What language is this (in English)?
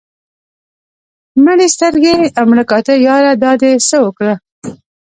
Pashto